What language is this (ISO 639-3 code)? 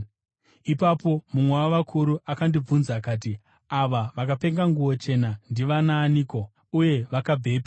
sna